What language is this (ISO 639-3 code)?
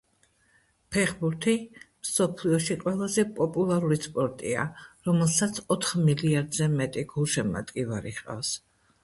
kat